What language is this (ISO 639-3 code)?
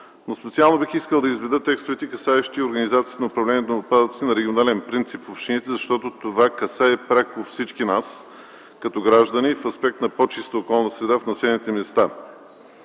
bul